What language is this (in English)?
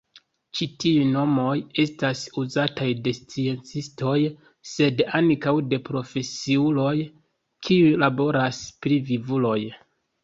Esperanto